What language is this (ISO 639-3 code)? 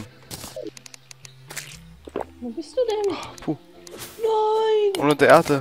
deu